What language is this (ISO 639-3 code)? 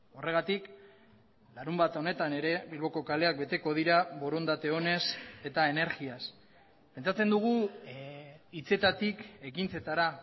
eus